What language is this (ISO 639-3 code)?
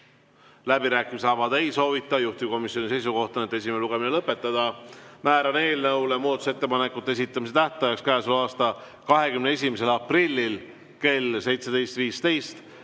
est